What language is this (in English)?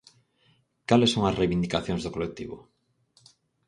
Galician